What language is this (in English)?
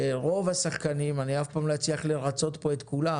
Hebrew